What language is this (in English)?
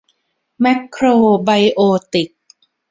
Thai